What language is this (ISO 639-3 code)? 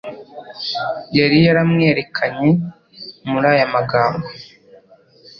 kin